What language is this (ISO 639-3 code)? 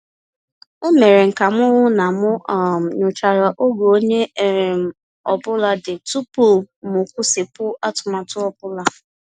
ibo